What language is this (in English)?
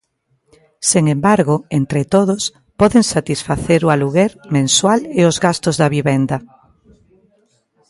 Galician